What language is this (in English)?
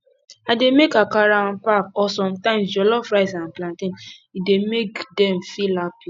Nigerian Pidgin